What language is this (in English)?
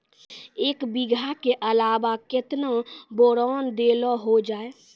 Maithili